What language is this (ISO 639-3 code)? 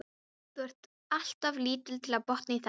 isl